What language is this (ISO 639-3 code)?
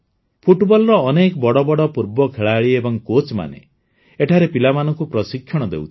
ori